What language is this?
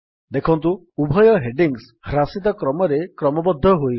Odia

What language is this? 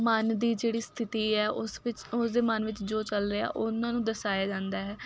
Punjabi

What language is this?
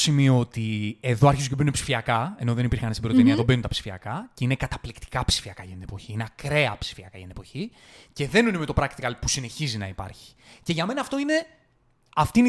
Greek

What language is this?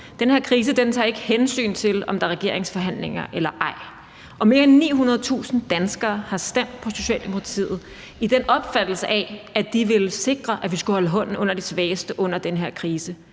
Danish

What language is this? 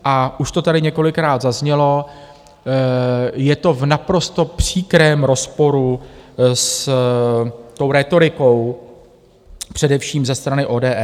Czech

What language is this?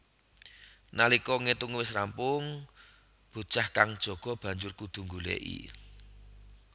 Javanese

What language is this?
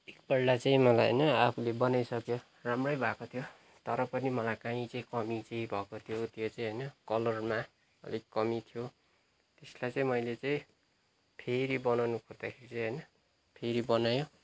Nepali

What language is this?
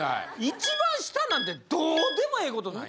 Japanese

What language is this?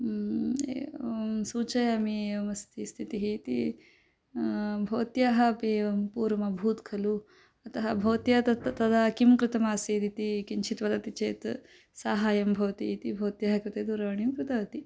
Sanskrit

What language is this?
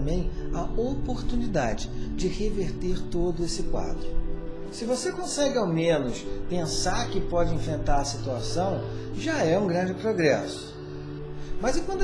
Portuguese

